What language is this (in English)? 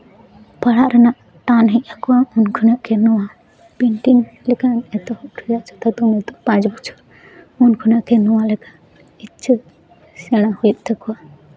Santali